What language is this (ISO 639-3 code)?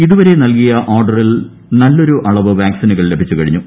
mal